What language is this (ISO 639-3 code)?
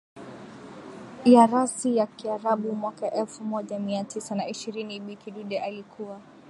swa